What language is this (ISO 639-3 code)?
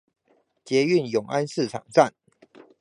zho